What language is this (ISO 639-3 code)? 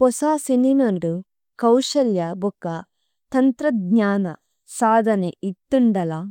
tcy